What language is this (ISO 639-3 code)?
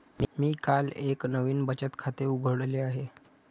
mar